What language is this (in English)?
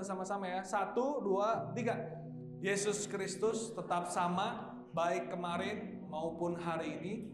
Indonesian